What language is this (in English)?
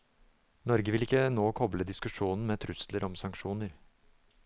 Norwegian